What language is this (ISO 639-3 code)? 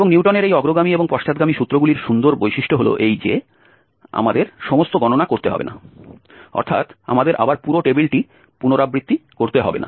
ben